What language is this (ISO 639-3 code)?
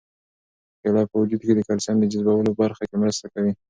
pus